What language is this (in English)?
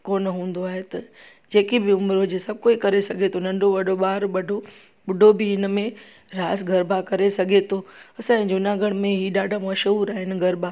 Sindhi